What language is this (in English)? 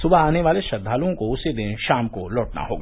Hindi